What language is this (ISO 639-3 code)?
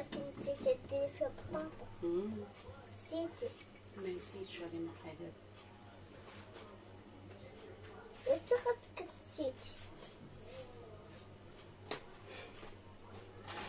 ara